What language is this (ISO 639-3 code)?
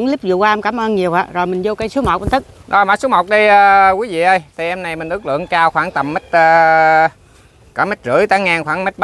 vie